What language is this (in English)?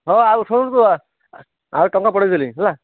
Odia